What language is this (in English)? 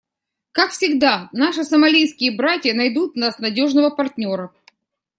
Russian